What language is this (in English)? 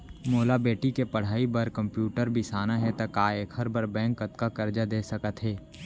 Chhattisgarhi